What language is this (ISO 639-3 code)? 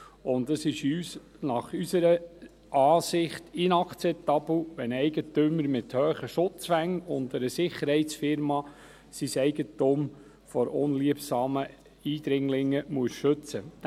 gsw